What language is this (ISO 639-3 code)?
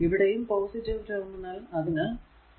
mal